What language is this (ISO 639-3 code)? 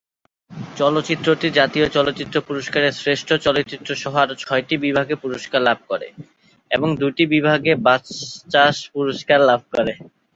ben